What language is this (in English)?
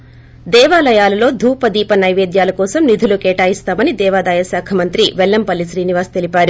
Telugu